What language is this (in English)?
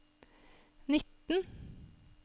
Norwegian